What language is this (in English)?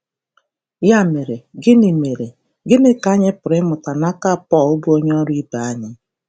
Igbo